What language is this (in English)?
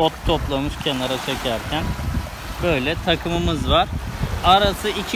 Turkish